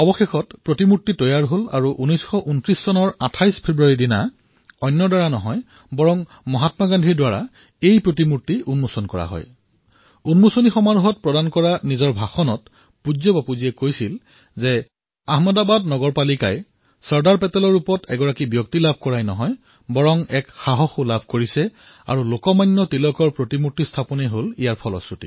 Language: Assamese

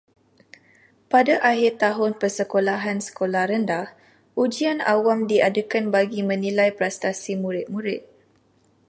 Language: Malay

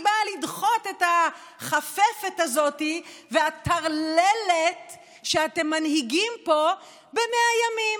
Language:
Hebrew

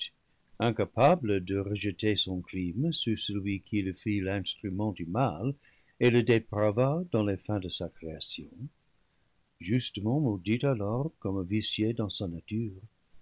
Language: French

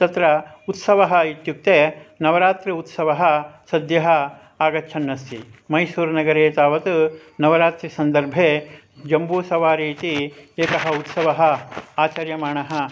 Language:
Sanskrit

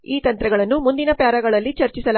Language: Kannada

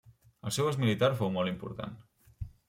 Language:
Catalan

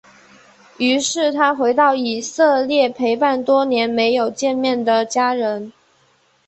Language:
Chinese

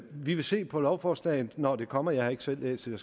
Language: Danish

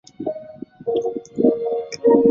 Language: Chinese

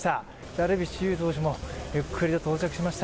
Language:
Japanese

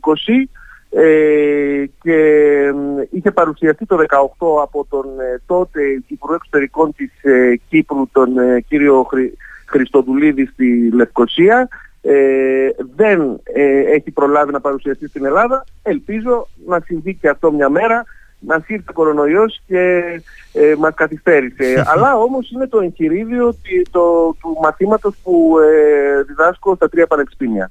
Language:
Greek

